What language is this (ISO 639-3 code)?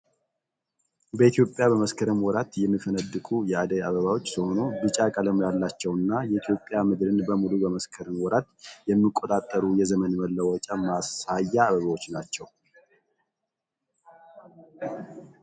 amh